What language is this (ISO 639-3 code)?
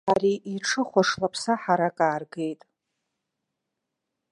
abk